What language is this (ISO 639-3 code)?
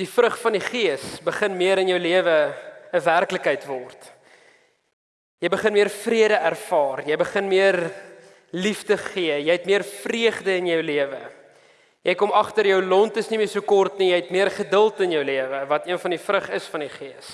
nld